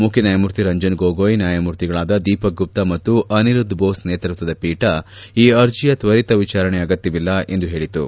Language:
Kannada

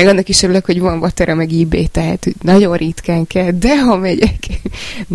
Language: Hungarian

